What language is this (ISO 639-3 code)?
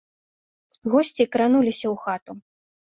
bel